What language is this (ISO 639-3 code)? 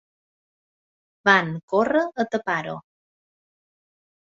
cat